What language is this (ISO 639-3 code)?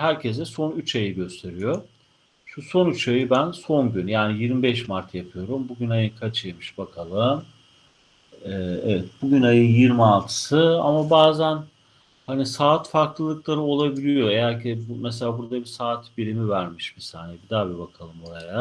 tur